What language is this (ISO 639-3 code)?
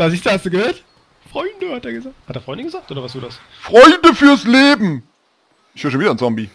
deu